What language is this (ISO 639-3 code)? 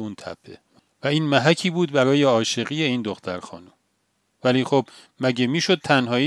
fas